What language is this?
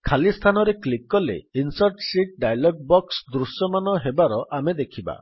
Odia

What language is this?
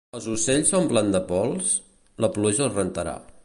Catalan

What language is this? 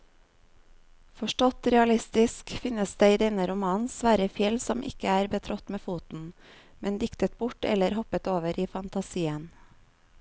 Norwegian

